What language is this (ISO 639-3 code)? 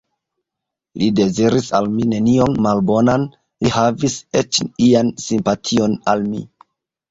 epo